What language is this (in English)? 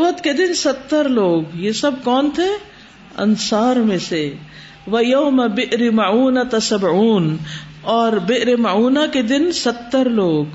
Urdu